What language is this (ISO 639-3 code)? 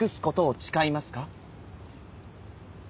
jpn